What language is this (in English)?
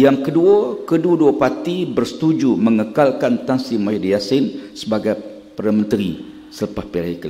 Malay